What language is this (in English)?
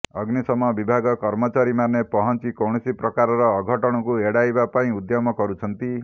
Odia